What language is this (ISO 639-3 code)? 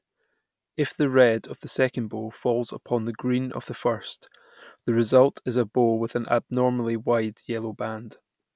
eng